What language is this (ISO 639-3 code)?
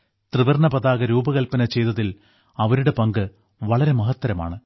mal